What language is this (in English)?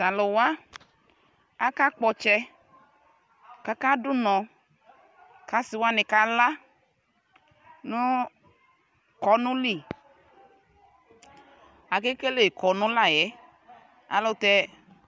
Ikposo